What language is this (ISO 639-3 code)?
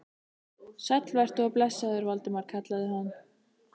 isl